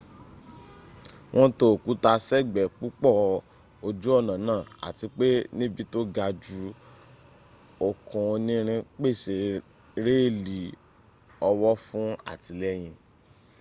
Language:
Yoruba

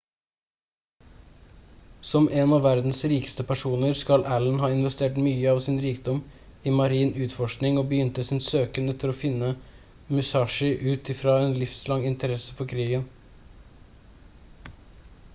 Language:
Norwegian Bokmål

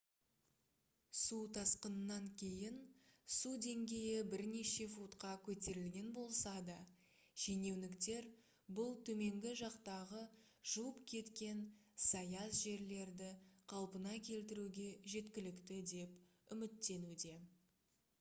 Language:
Kazakh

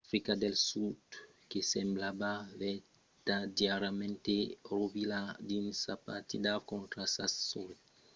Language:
Occitan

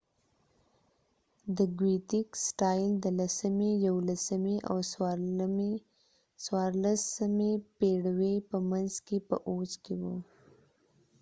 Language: Pashto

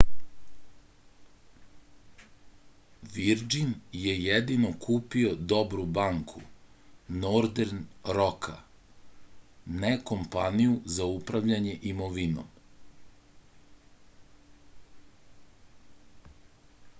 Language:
Serbian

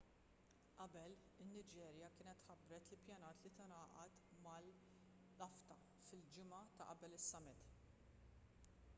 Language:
Maltese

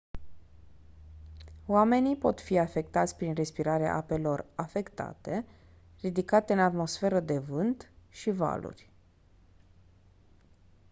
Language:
Romanian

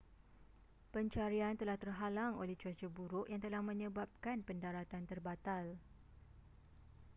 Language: Malay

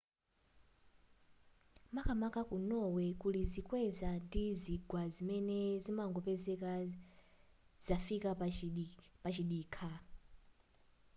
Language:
Nyanja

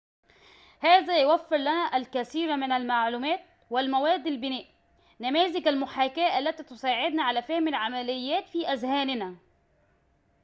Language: Arabic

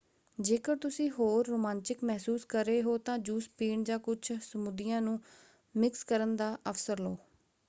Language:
Punjabi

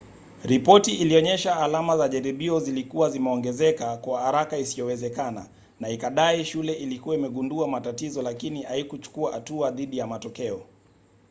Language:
Swahili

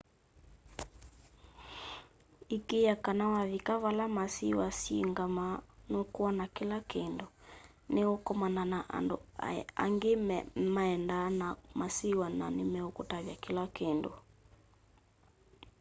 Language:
Kamba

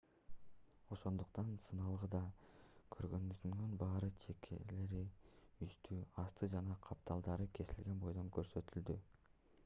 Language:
Kyrgyz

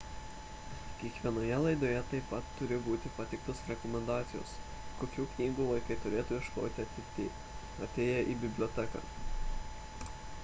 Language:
Lithuanian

